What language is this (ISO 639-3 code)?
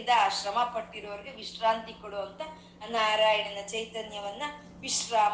kan